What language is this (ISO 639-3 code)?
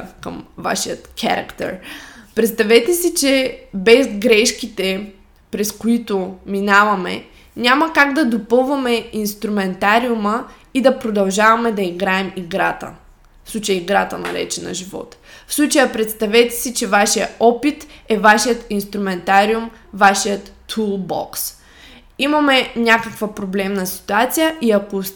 bul